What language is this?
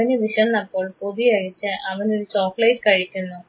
Malayalam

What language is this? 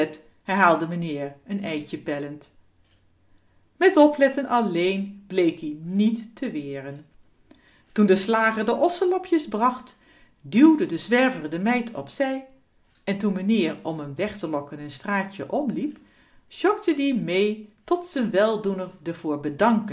Dutch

